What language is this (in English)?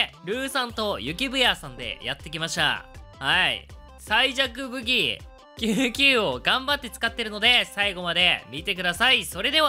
Japanese